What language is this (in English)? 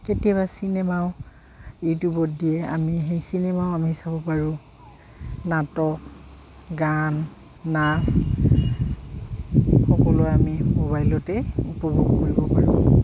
Assamese